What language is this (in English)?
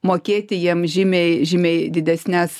Lithuanian